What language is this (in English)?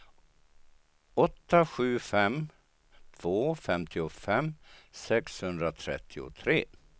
Swedish